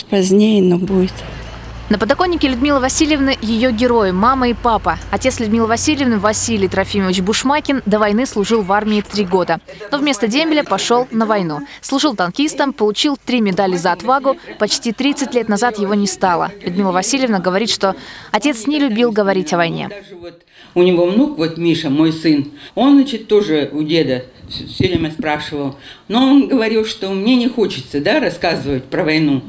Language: Russian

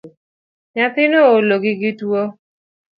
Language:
Luo (Kenya and Tanzania)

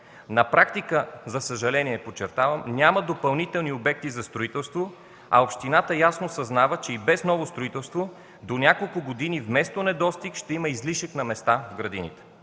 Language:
Bulgarian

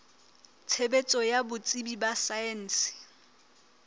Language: Southern Sotho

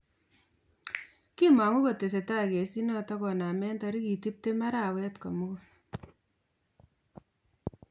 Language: Kalenjin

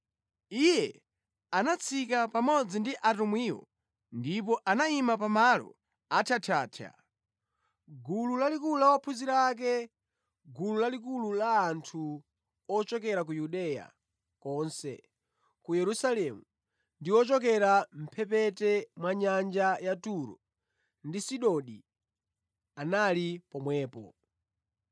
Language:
Nyanja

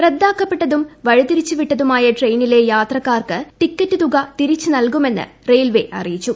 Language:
Malayalam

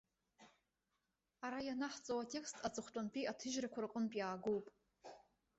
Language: Abkhazian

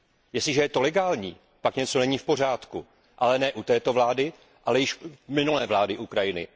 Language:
Czech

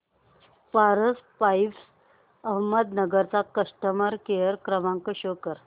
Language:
Marathi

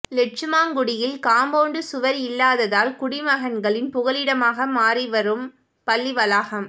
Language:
Tamil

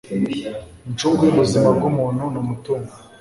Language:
Kinyarwanda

